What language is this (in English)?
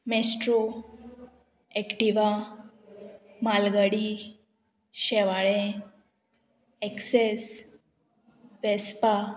Konkani